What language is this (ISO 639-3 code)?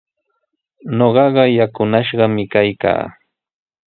qws